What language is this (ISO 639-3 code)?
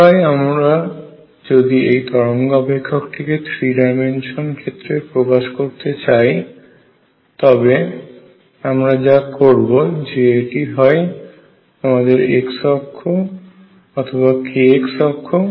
ben